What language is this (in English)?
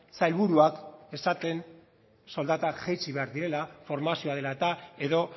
Basque